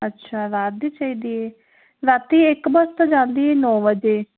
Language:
Punjabi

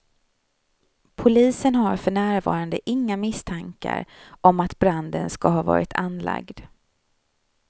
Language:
Swedish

